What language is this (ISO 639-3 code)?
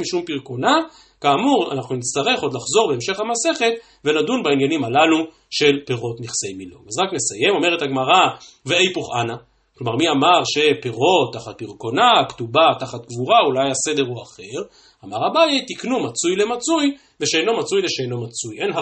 heb